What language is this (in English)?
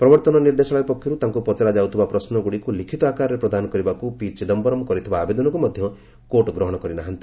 Odia